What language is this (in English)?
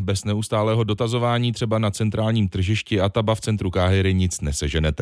Czech